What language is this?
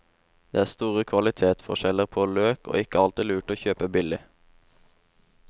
Norwegian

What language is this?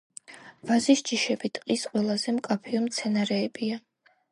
Georgian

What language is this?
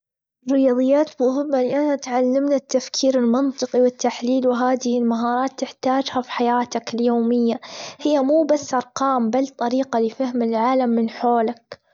Gulf Arabic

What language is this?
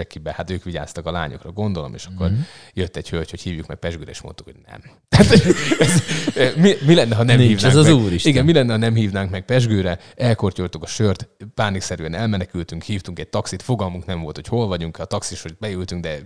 Hungarian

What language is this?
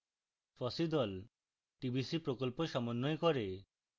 Bangla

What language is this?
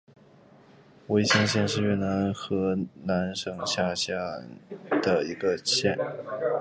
Chinese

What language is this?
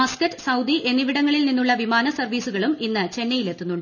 Malayalam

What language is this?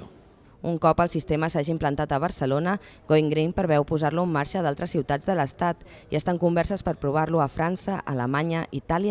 Catalan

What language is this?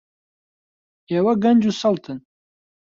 Central Kurdish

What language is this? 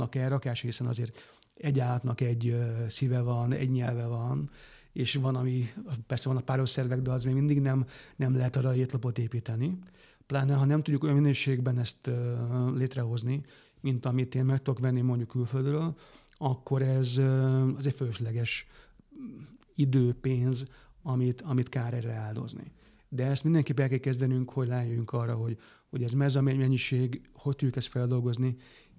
Hungarian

